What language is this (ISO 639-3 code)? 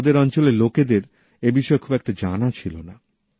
ben